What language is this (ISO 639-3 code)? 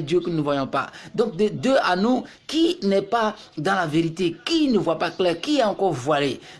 fra